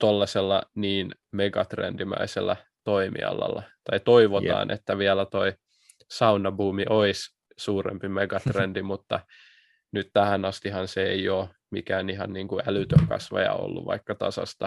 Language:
Finnish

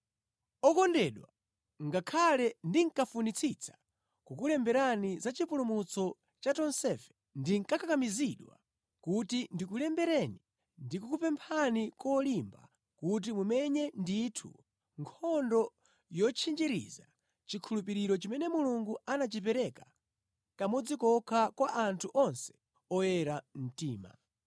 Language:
Nyanja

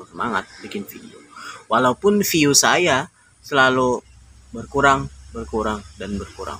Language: Indonesian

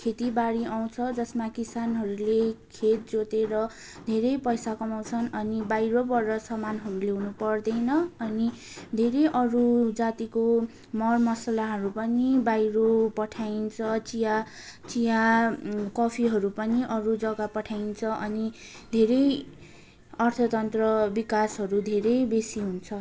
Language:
Nepali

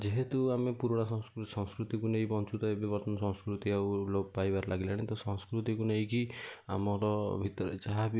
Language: Odia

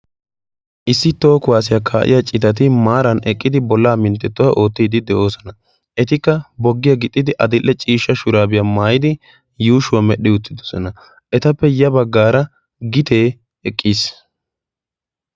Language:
Wolaytta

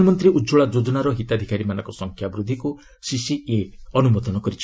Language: Odia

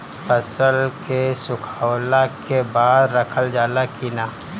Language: Bhojpuri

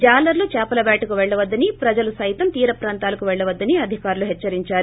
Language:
Telugu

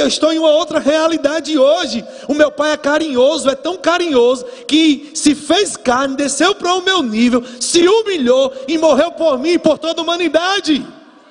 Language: Portuguese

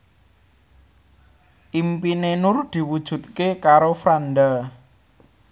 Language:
Javanese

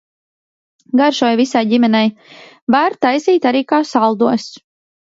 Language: Latvian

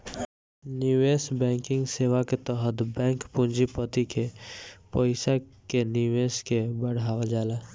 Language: Bhojpuri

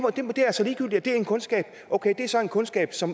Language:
Danish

